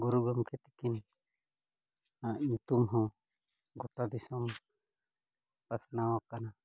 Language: Santali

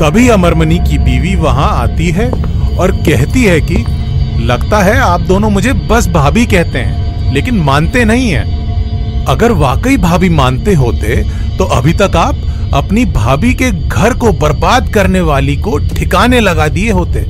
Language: Hindi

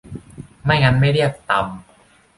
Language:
Thai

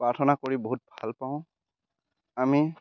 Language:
Assamese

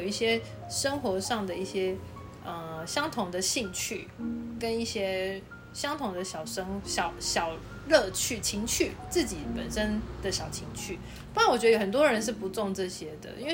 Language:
Chinese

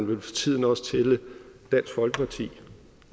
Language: Danish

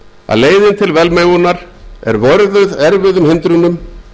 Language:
Icelandic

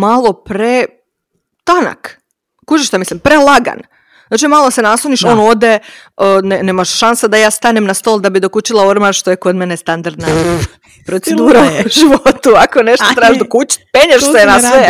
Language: Croatian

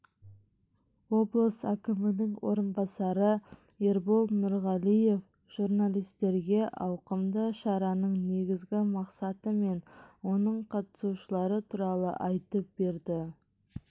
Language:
Kazakh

